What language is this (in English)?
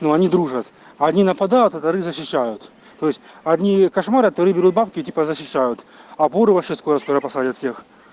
Russian